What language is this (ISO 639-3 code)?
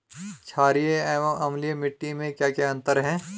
hin